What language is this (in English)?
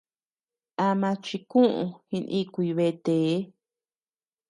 Tepeuxila Cuicatec